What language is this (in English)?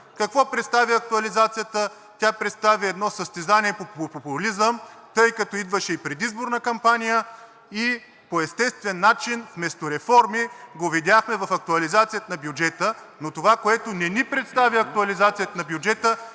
Bulgarian